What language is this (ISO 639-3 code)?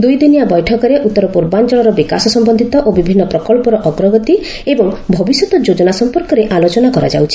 ori